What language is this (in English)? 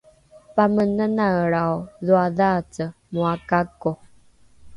Rukai